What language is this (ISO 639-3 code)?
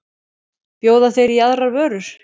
isl